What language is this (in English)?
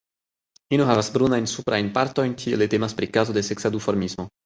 Esperanto